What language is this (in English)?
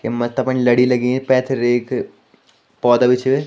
Garhwali